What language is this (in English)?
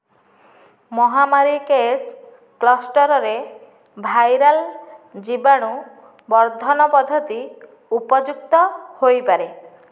Odia